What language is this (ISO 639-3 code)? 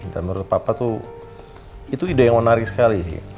ind